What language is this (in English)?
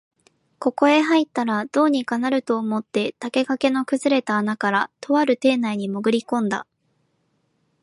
Japanese